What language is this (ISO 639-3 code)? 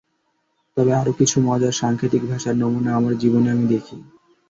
ben